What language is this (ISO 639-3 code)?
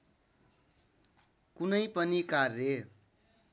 nep